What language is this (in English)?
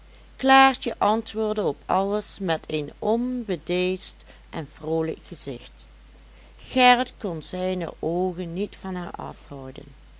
Dutch